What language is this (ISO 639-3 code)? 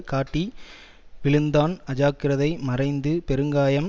tam